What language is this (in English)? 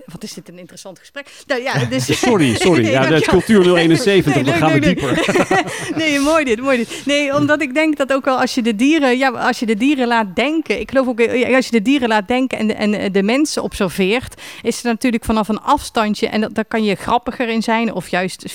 Dutch